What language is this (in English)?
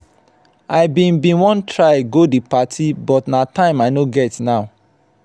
Nigerian Pidgin